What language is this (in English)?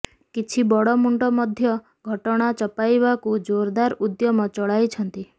Odia